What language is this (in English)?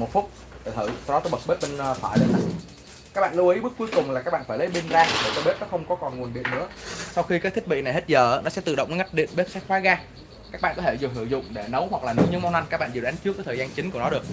Vietnamese